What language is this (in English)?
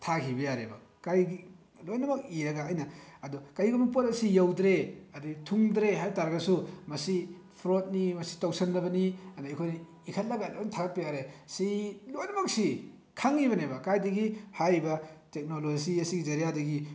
Manipuri